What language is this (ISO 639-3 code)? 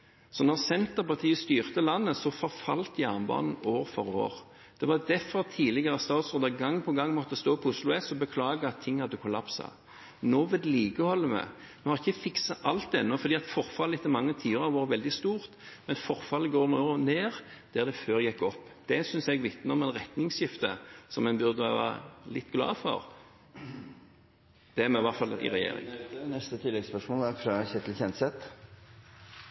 nor